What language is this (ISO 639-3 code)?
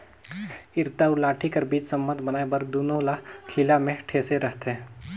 hne